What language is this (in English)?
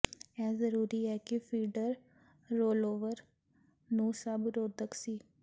Punjabi